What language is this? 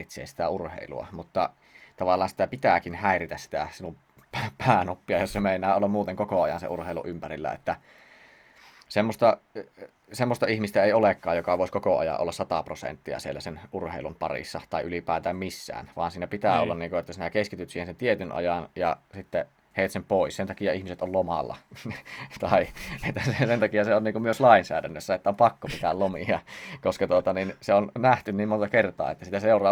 Finnish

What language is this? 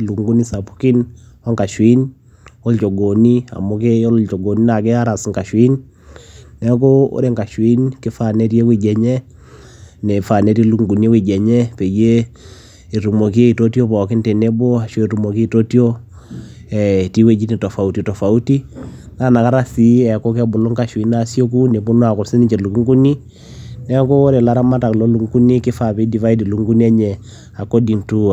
Masai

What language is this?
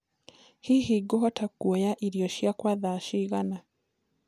Kikuyu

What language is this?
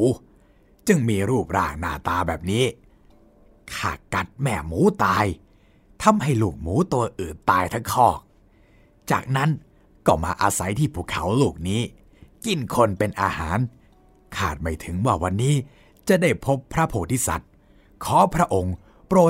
Thai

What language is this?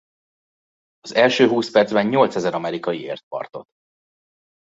Hungarian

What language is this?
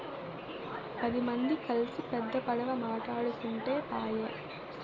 Telugu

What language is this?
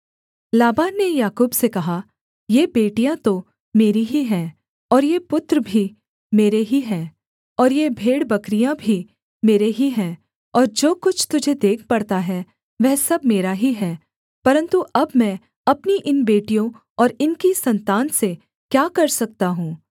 Hindi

